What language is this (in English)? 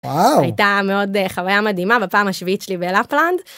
Hebrew